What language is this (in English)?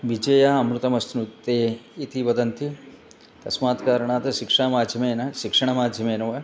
Sanskrit